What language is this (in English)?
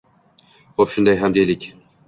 Uzbek